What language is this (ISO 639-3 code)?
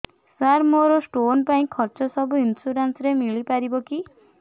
ori